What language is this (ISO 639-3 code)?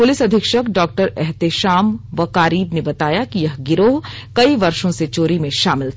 hin